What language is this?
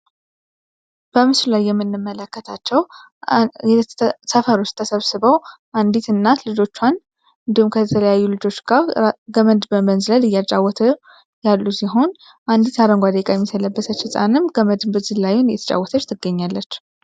Amharic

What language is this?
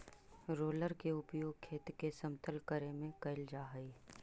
Magahi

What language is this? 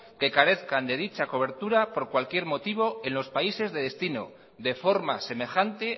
Spanish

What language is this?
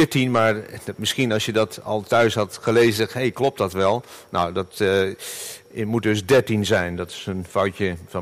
Dutch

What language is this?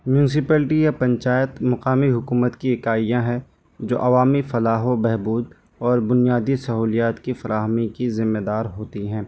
Urdu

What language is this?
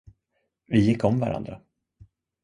Swedish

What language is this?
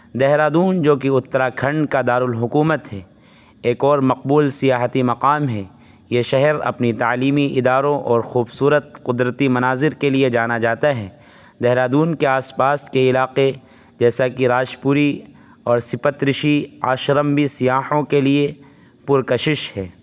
Urdu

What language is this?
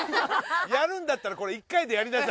Japanese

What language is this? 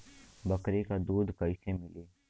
Bhojpuri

